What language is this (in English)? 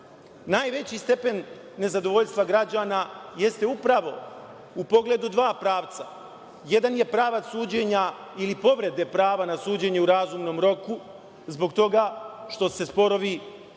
Serbian